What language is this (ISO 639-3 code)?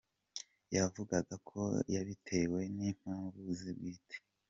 kin